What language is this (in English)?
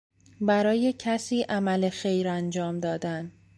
Persian